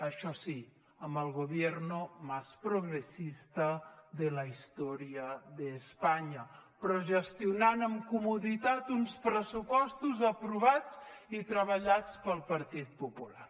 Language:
Catalan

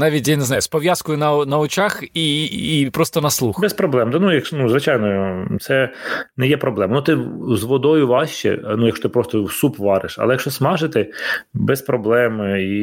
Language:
Ukrainian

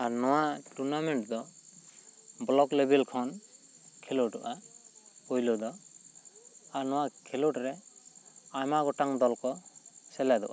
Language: Santali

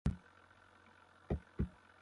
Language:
Kohistani Shina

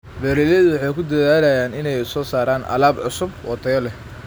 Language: Somali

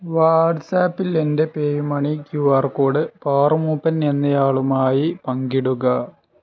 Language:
Malayalam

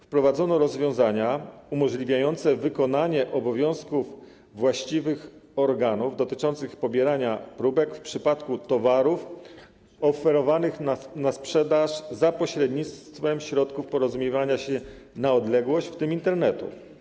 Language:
Polish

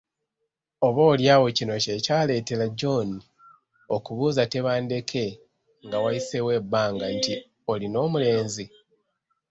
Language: Ganda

